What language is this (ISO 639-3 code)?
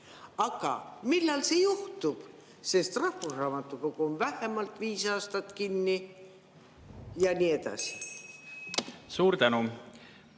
est